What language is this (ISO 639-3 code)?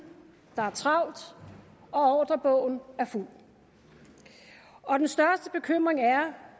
dan